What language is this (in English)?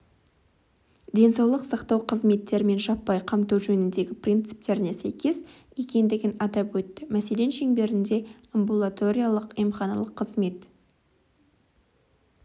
Kazakh